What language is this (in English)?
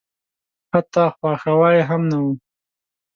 Pashto